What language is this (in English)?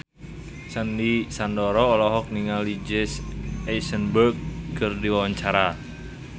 Sundanese